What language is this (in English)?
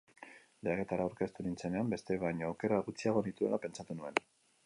Basque